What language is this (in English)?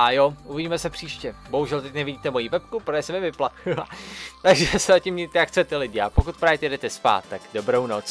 Czech